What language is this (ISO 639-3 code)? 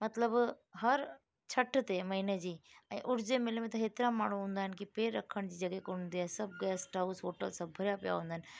snd